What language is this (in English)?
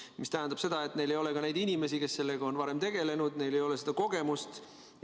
Estonian